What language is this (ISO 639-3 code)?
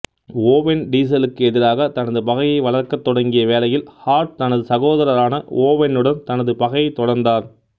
tam